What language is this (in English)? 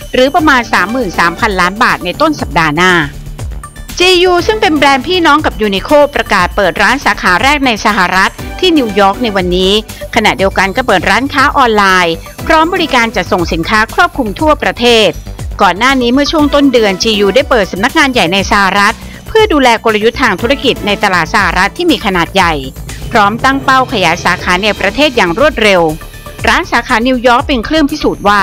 Thai